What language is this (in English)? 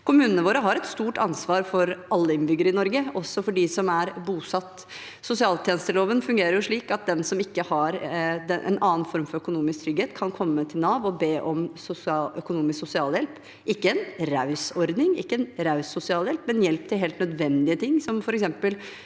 Norwegian